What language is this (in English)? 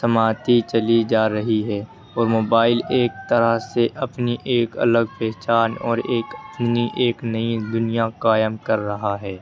Urdu